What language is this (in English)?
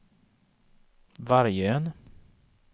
Swedish